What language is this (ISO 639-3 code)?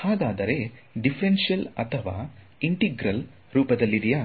kan